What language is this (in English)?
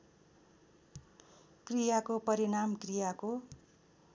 Nepali